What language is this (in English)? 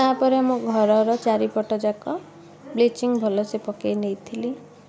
Odia